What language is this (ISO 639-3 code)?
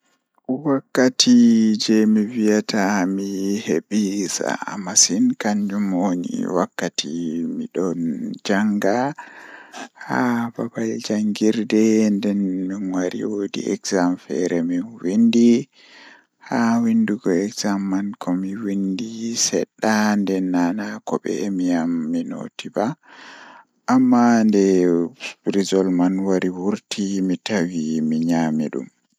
ful